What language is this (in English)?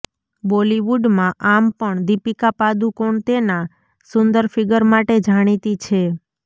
Gujarati